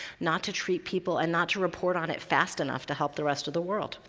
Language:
English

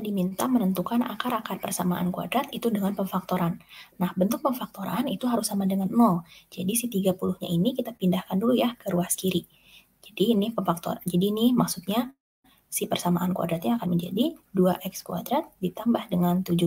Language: Indonesian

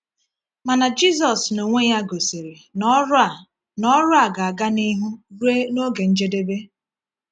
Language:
Igbo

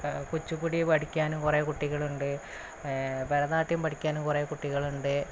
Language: Malayalam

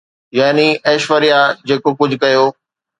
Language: Sindhi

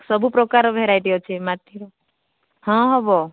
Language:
Odia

